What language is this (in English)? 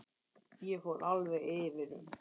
Icelandic